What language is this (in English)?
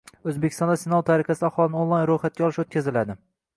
Uzbek